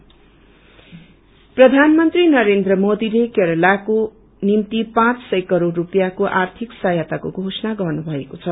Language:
Nepali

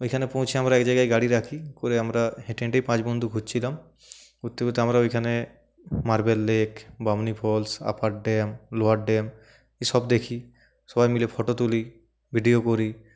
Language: Bangla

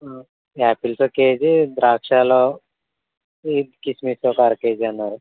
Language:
Telugu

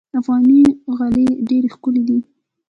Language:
Pashto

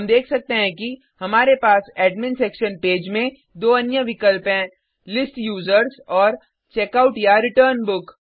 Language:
Hindi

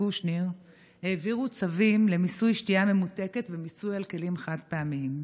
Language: Hebrew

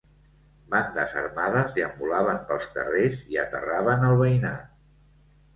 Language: Catalan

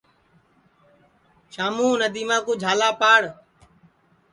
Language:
Sansi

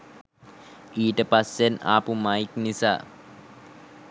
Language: Sinhala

